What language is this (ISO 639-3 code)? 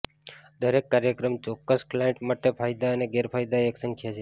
guj